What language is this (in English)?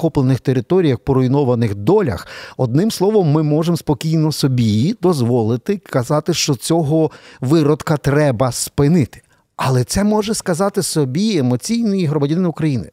Ukrainian